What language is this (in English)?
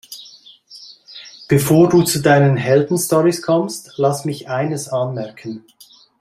German